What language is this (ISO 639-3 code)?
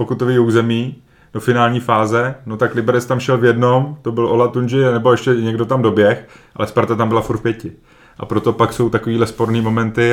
ces